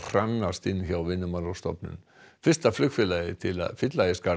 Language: Icelandic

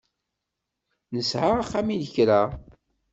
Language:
Kabyle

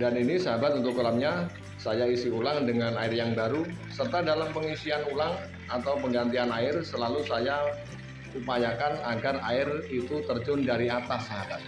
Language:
Indonesian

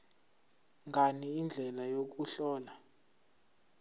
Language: Zulu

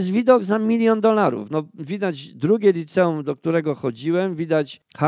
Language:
Polish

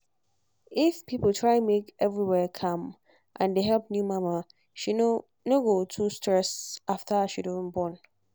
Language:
Nigerian Pidgin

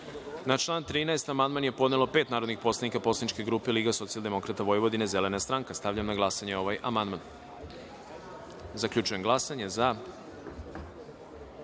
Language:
Serbian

